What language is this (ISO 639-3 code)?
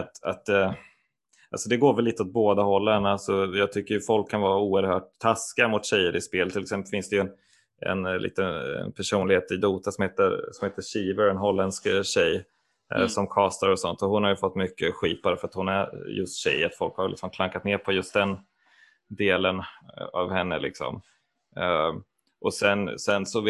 swe